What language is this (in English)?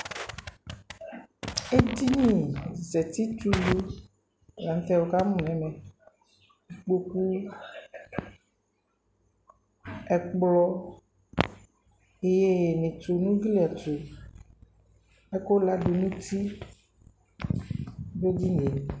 Ikposo